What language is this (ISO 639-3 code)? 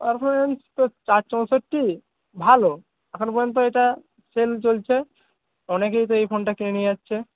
ben